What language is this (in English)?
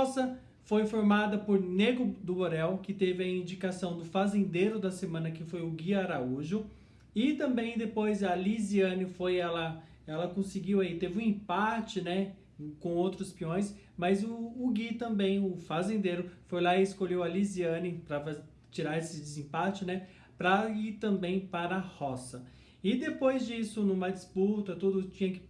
Portuguese